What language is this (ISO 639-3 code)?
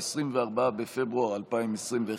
heb